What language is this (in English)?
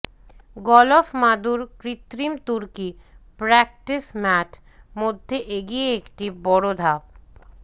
Bangla